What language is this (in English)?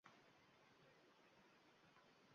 Uzbek